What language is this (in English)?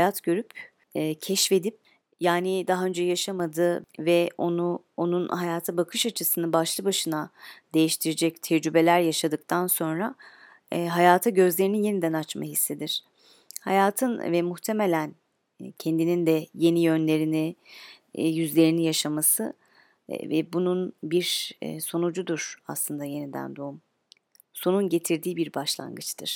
Turkish